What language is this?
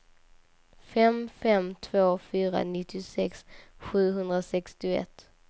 Swedish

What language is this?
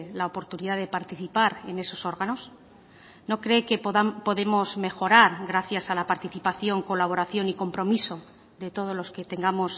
Spanish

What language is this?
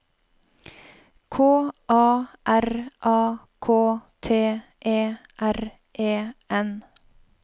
Norwegian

